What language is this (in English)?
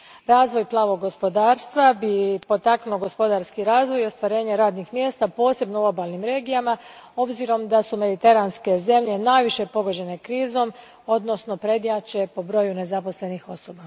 Croatian